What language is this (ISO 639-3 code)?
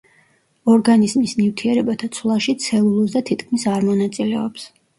kat